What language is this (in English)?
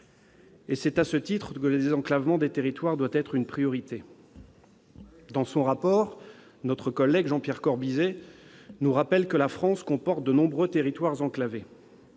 French